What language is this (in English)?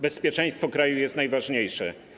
Polish